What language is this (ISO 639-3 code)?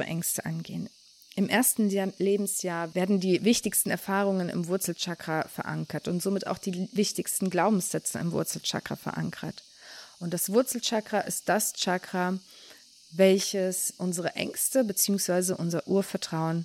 deu